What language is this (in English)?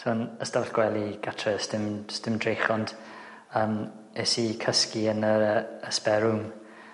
Welsh